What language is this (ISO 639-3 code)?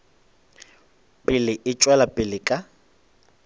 nso